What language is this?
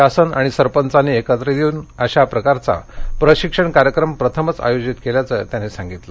Marathi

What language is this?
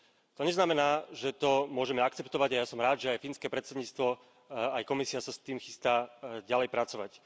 Slovak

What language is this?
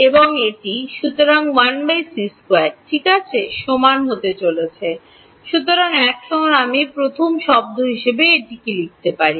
Bangla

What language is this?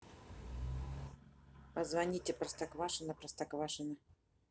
Russian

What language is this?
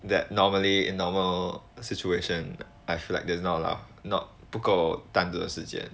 English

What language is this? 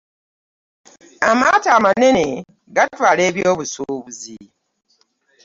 Ganda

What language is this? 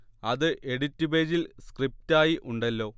Malayalam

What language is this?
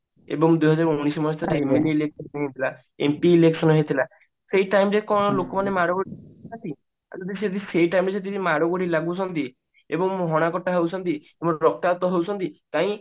Odia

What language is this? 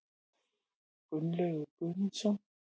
Icelandic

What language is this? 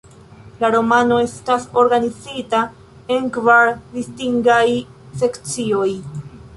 Esperanto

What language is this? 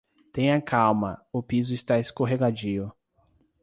Portuguese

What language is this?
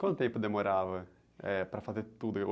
Portuguese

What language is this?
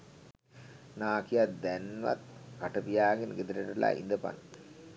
Sinhala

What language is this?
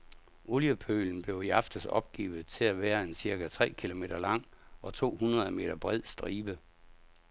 Danish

